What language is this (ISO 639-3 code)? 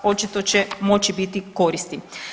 hrv